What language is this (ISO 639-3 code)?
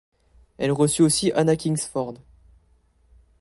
fra